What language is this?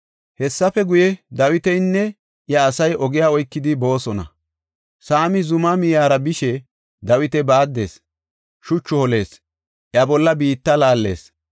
Gofa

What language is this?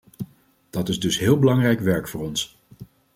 Dutch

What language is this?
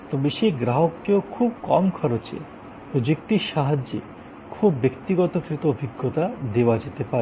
Bangla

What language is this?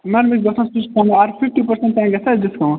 Kashmiri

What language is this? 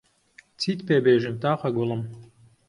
Central Kurdish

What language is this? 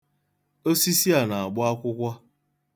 Igbo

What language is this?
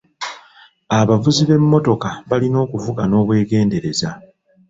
Ganda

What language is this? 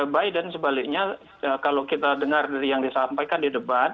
Indonesian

